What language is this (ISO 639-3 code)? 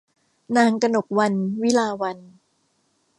tha